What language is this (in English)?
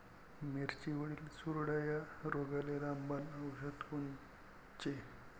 Marathi